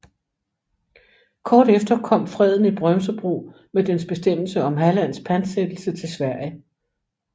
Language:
Danish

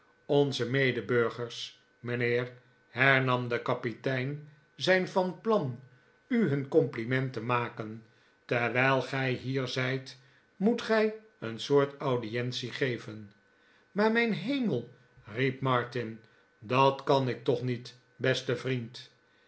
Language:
Dutch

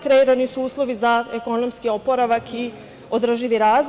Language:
Serbian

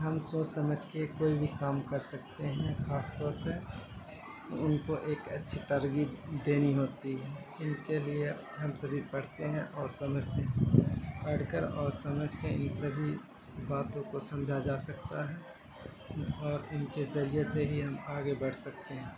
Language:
Urdu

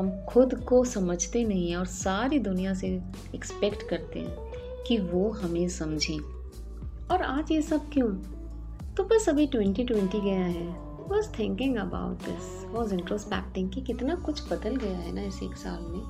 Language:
Hindi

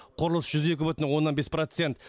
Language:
Kazakh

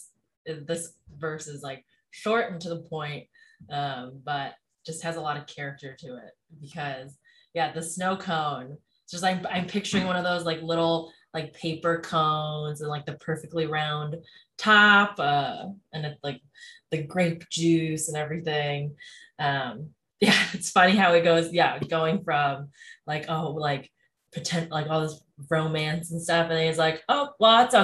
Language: English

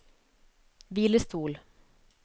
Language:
Norwegian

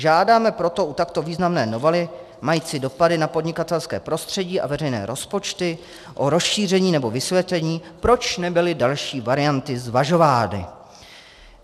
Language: Czech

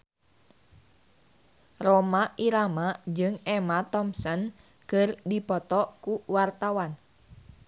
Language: Sundanese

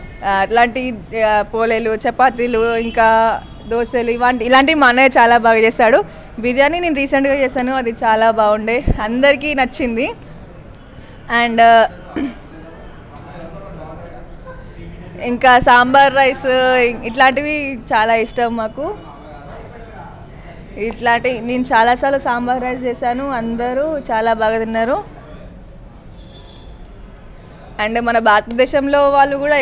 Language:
Telugu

